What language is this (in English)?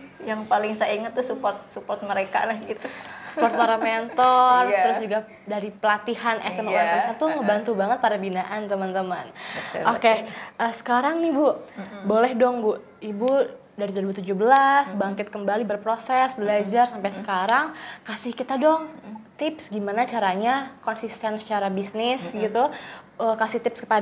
Indonesian